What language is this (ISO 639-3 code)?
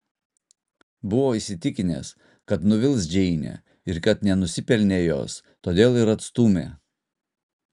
lit